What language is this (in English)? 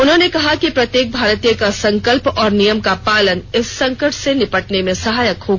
Hindi